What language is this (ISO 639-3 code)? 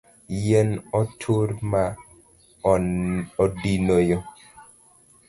luo